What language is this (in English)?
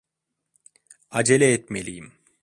Turkish